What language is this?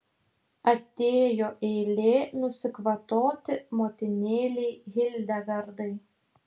Lithuanian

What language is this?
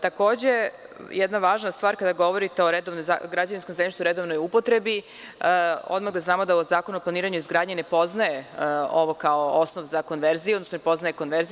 Serbian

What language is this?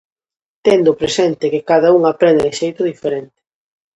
Galician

